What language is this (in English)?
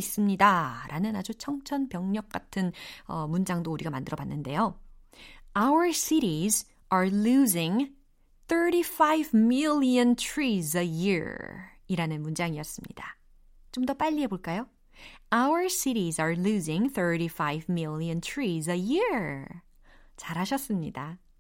Korean